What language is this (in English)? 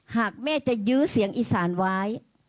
Thai